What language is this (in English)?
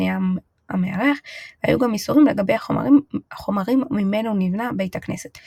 Hebrew